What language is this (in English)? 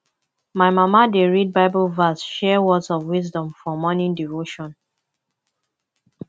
Nigerian Pidgin